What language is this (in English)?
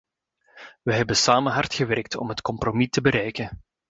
Dutch